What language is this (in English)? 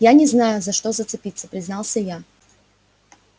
Russian